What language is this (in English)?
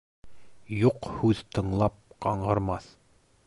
Bashkir